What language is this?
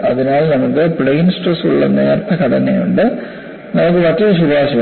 Malayalam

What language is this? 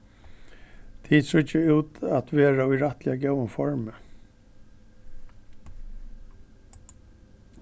Faroese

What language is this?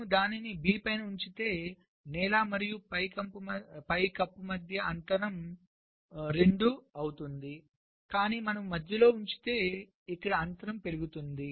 Telugu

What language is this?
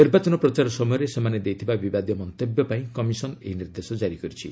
Odia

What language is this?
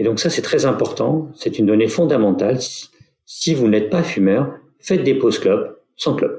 French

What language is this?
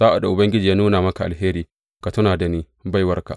Hausa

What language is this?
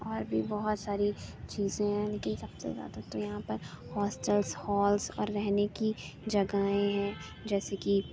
Urdu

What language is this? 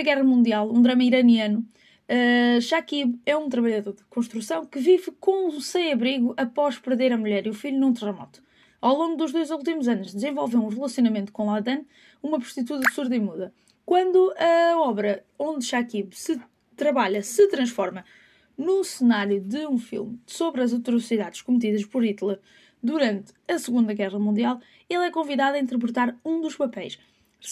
Portuguese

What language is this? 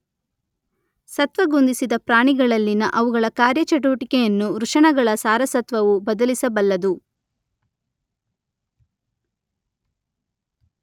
Kannada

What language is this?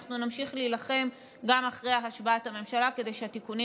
Hebrew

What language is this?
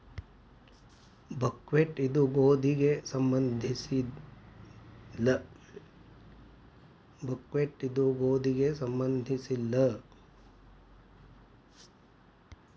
Kannada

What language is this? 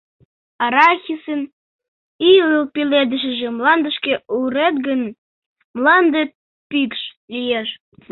Mari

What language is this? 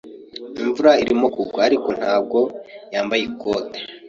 Kinyarwanda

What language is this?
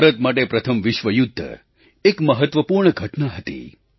Gujarati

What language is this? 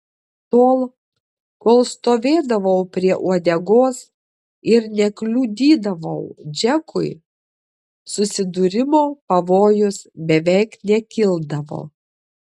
Lithuanian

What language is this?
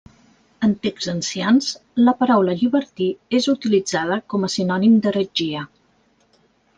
Catalan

